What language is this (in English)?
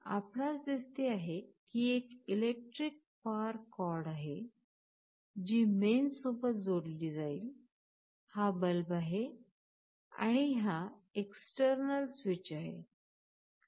Marathi